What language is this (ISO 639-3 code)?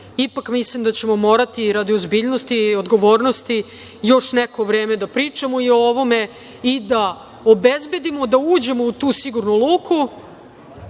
srp